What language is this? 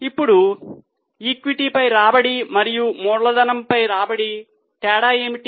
Telugu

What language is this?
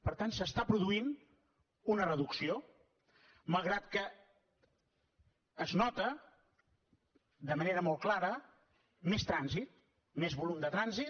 Catalan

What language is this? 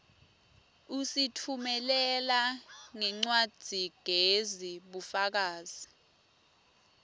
Swati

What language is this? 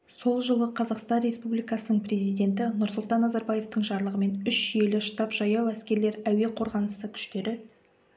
Kazakh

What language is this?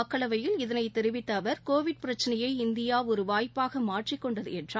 Tamil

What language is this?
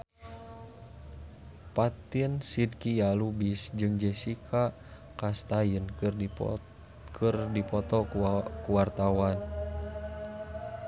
Sundanese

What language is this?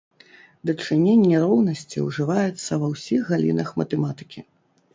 Belarusian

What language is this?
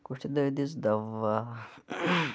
Kashmiri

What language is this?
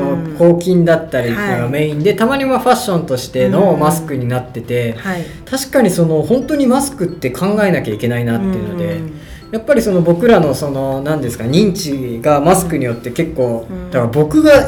Japanese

